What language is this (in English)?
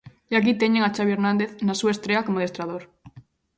Galician